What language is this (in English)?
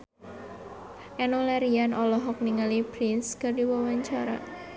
Sundanese